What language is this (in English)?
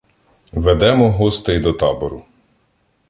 Ukrainian